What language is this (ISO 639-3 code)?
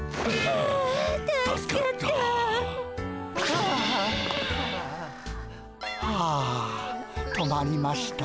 jpn